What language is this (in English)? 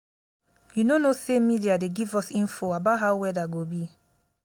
Nigerian Pidgin